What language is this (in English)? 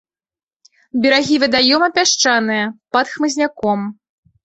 Belarusian